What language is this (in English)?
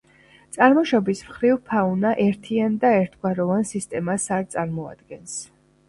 Georgian